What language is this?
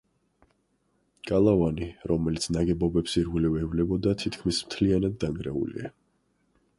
Georgian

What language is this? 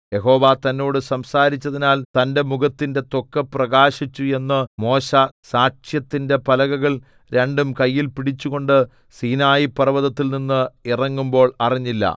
Malayalam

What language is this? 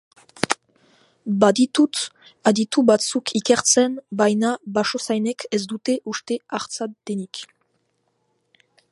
Basque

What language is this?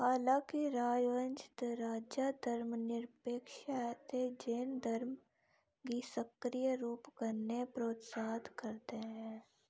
Dogri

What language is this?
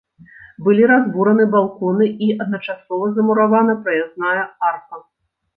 Belarusian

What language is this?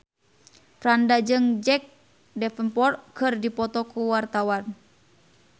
Sundanese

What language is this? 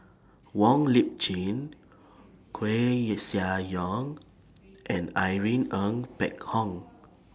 English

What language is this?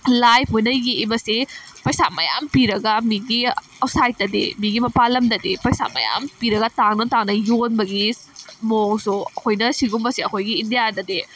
Manipuri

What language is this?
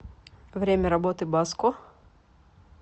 Russian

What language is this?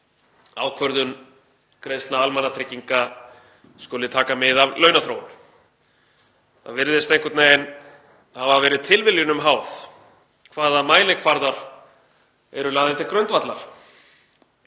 Icelandic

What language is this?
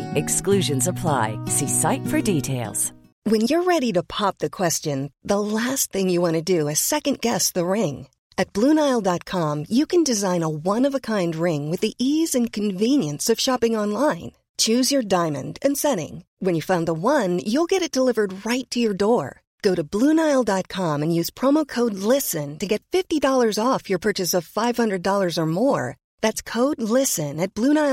Filipino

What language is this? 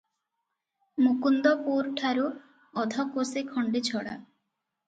Odia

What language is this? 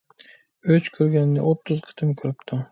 Uyghur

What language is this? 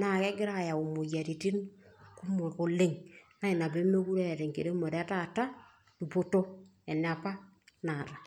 Masai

